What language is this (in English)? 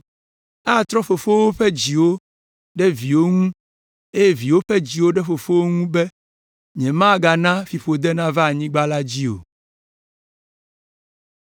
Ewe